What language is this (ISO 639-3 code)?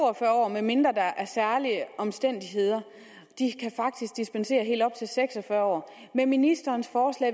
dan